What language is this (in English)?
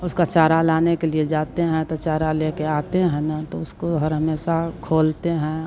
Hindi